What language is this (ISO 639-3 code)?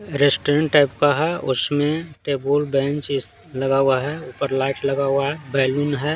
hin